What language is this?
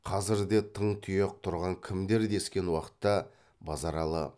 Kazakh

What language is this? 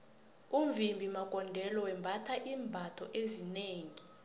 South Ndebele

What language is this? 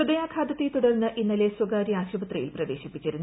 Malayalam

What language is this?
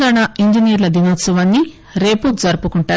Telugu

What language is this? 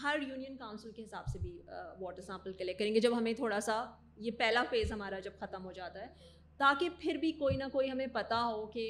Urdu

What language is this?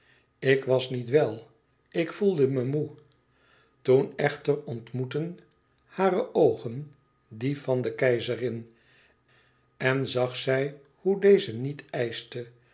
Dutch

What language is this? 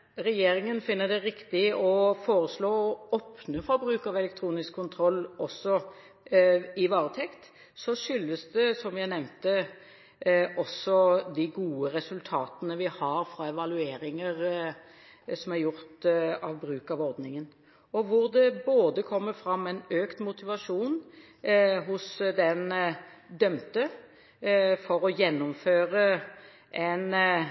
Norwegian Bokmål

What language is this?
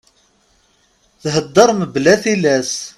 Kabyle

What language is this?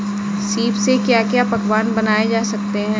Hindi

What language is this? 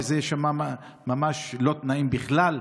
Hebrew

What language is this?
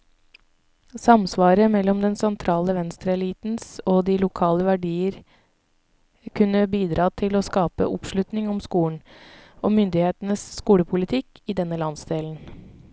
Norwegian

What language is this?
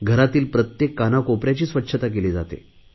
Marathi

